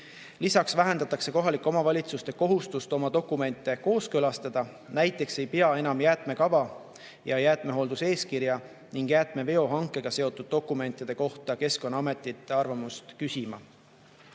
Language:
Estonian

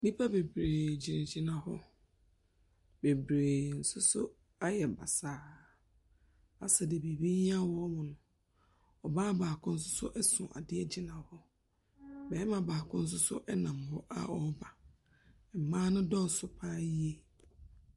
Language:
Akan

